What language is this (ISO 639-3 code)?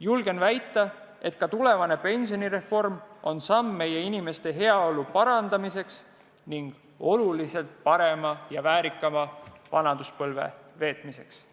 est